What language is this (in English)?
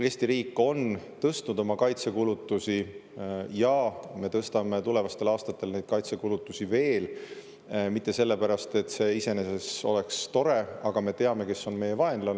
Estonian